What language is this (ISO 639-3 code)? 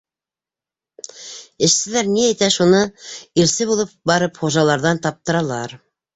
bak